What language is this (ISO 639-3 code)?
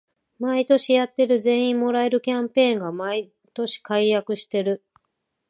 jpn